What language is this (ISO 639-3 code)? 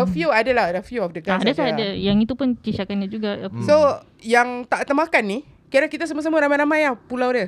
msa